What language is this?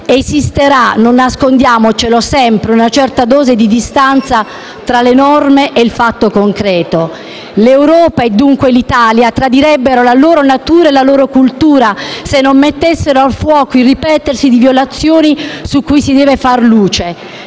Italian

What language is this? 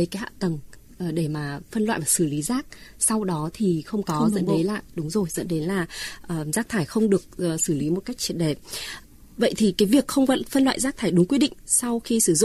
Vietnamese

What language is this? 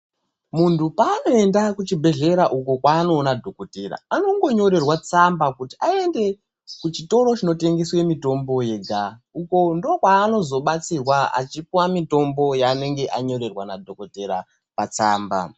Ndau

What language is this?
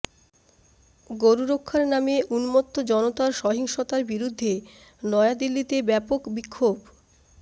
Bangla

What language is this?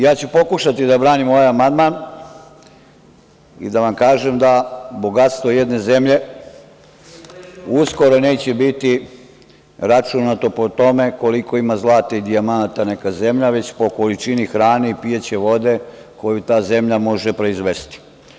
Serbian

